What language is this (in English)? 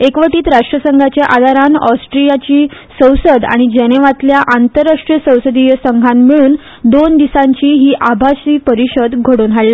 Konkani